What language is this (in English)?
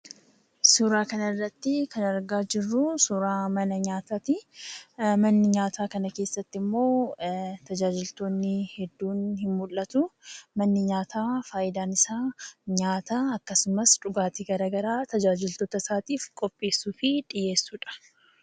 Oromo